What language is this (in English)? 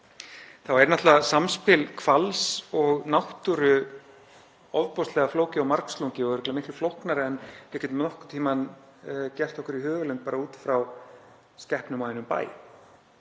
Icelandic